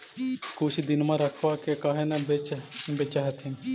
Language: Magahi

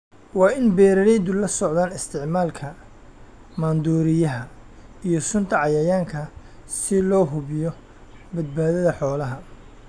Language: Somali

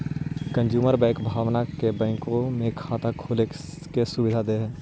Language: Magahi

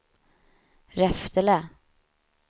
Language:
Swedish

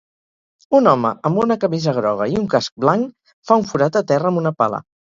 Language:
Catalan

